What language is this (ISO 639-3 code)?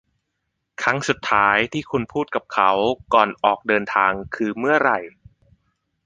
tha